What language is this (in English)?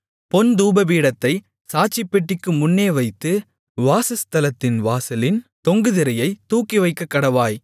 Tamil